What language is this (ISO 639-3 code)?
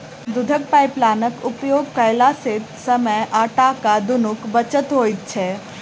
mai